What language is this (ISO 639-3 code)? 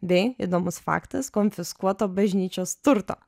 lit